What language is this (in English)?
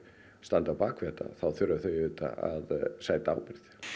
Icelandic